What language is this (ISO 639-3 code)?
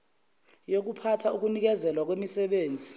zul